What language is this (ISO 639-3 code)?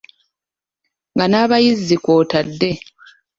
lug